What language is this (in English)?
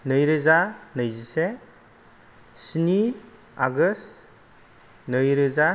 Bodo